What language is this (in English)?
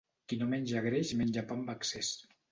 Catalan